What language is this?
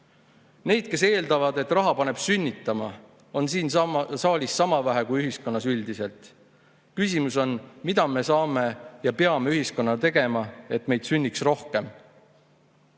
Estonian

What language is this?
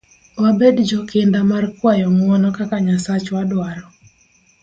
Luo (Kenya and Tanzania)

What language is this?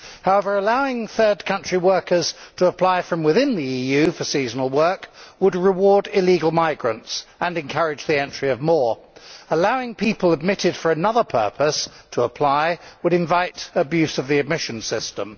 English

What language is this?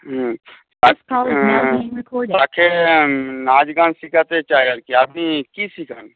Bangla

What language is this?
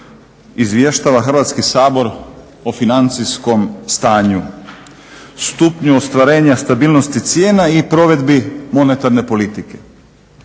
Croatian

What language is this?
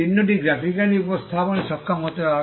Bangla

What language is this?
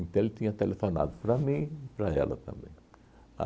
Portuguese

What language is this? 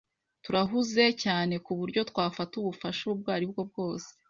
Kinyarwanda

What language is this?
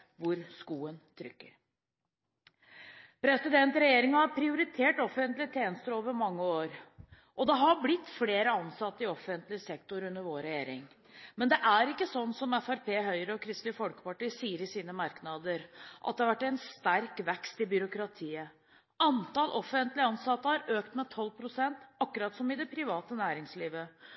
Norwegian Bokmål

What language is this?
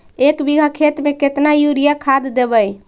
Magahi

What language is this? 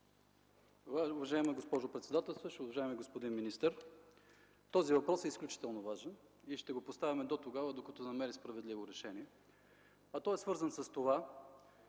Bulgarian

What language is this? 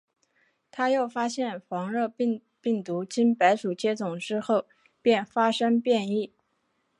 Chinese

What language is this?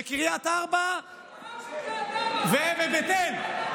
Hebrew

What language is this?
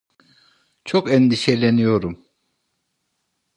Turkish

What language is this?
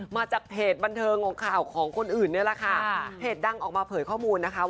Thai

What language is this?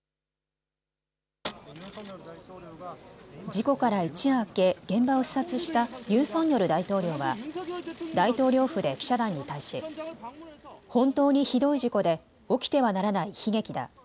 Japanese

